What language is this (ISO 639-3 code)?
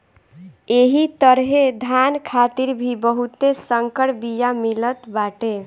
bho